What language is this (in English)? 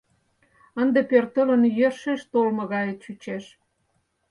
Mari